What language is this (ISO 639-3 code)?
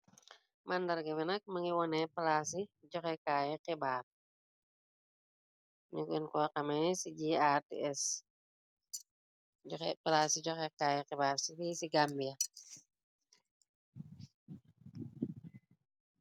wol